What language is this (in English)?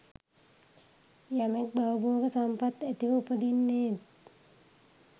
Sinhala